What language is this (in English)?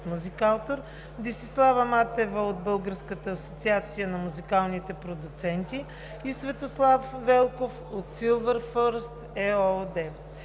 Bulgarian